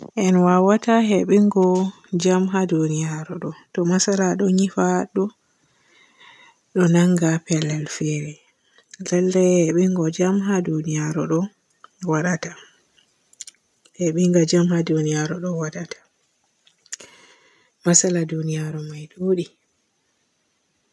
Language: Borgu Fulfulde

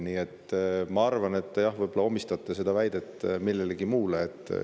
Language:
Estonian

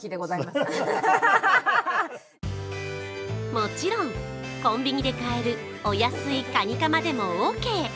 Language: Japanese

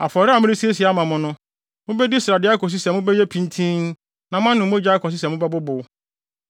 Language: Akan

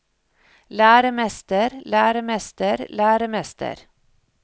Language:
Norwegian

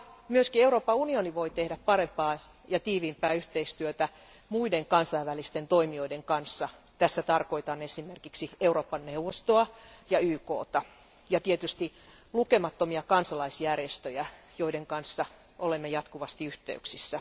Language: Finnish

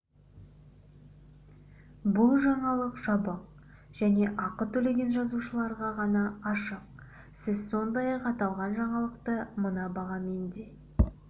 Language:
Kazakh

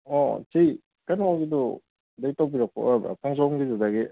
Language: Manipuri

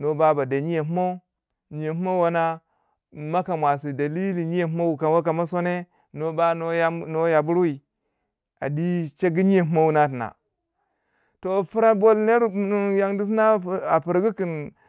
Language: Waja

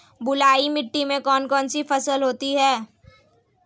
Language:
Hindi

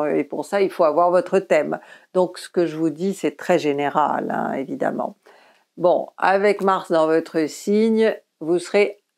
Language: French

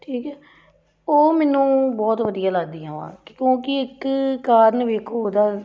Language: Punjabi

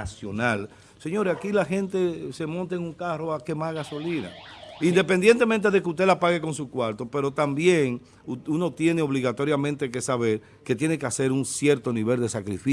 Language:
Spanish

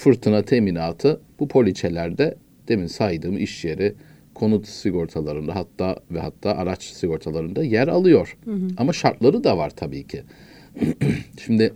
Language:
Turkish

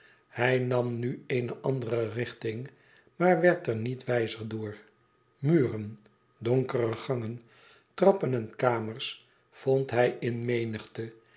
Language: Dutch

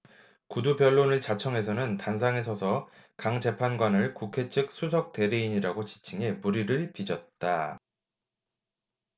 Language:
Korean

